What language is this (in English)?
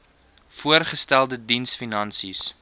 Afrikaans